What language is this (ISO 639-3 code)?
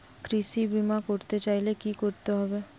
ben